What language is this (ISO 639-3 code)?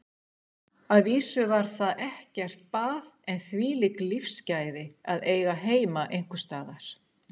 isl